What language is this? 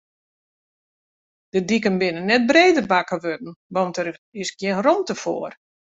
Western Frisian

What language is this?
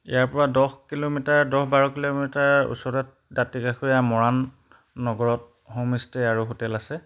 Assamese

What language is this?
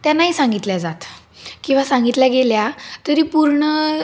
Marathi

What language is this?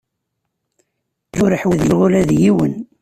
Kabyle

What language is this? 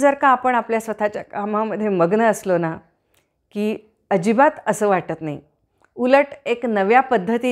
Hindi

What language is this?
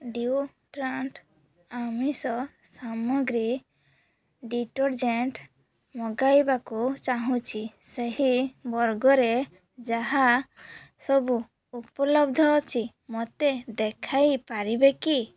Odia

